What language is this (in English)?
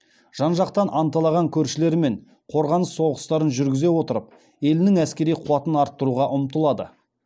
Kazakh